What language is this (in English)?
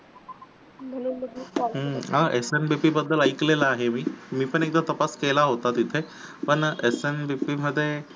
Marathi